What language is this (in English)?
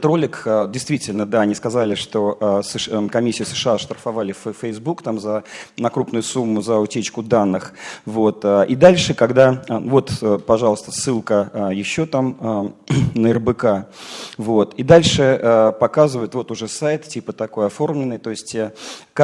Russian